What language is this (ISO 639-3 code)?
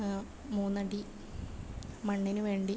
mal